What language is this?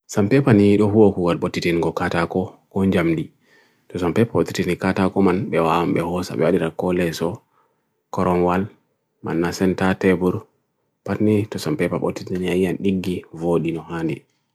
Bagirmi Fulfulde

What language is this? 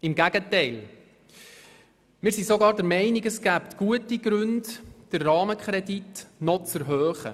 Swiss German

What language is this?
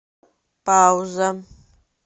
Russian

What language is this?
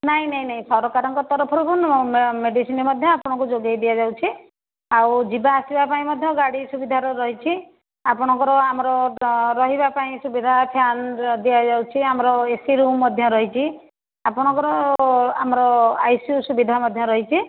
Odia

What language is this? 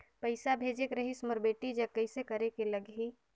Chhattisgarhi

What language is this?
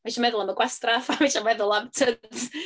Welsh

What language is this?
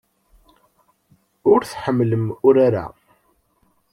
Kabyle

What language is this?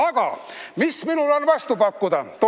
Estonian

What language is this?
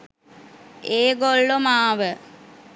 Sinhala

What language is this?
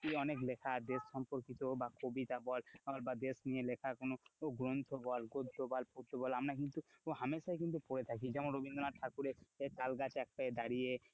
Bangla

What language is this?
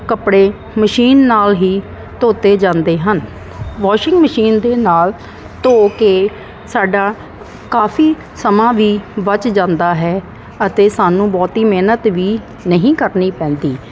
Punjabi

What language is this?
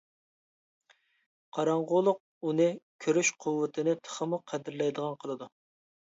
Uyghur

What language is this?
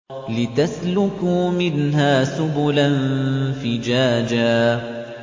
Arabic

